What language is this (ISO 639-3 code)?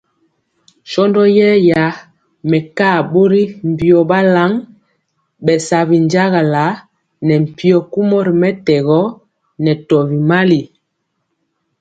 mcx